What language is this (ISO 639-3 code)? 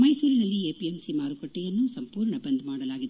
kan